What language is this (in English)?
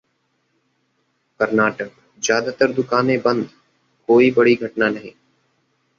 Hindi